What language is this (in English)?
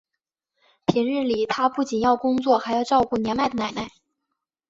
Chinese